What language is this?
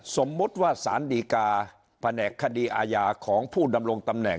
Thai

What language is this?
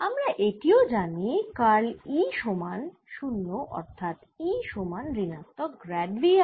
Bangla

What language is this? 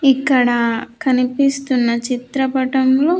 Telugu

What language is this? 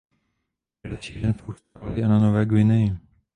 Czech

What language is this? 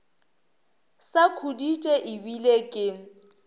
Northern Sotho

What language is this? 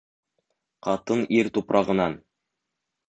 Bashkir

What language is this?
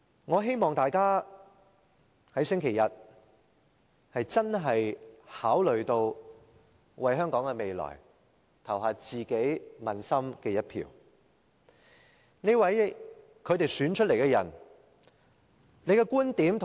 Cantonese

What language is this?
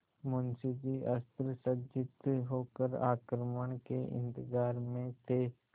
Hindi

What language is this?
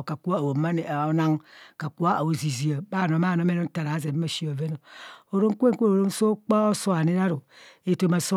Kohumono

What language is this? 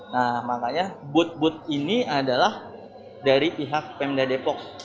Indonesian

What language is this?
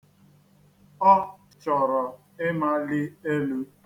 Igbo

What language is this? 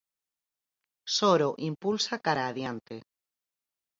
Galician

